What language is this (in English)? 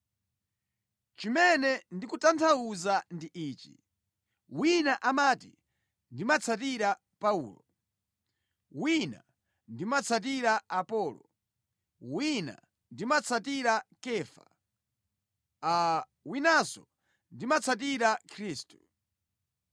Nyanja